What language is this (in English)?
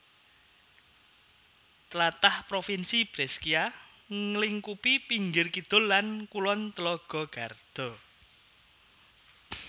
Javanese